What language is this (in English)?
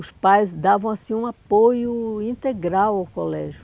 Portuguese